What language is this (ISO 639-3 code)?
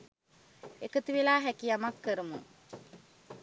sin